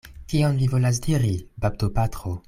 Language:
Esperanto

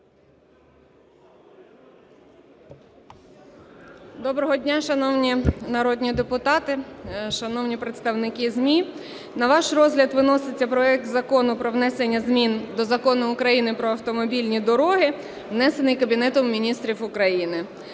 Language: Ukrainian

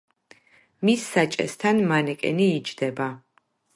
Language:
Georgian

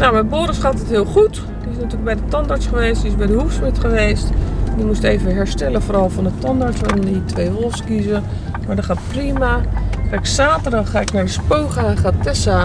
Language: Dutch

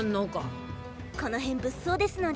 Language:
Japanese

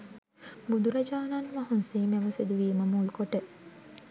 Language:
Sinhala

